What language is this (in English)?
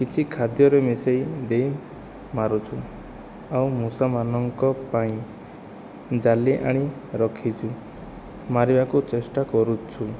Odia